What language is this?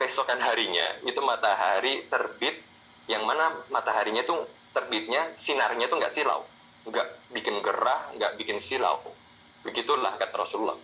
Indonesian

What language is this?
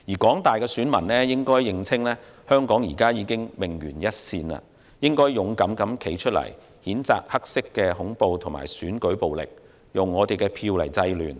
Cantonese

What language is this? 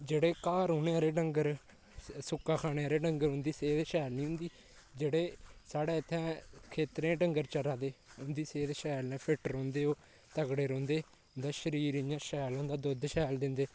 Dogri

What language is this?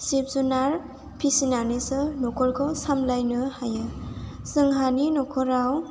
Bodo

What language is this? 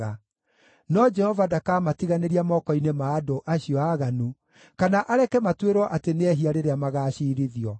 Kikuyu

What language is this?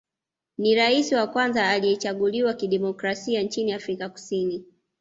Swahili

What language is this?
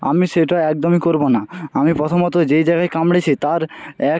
Bangla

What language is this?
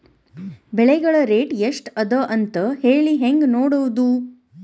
Kannada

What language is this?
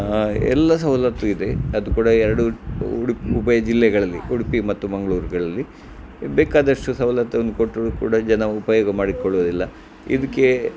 Kannada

